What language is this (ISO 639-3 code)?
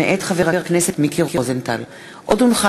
heb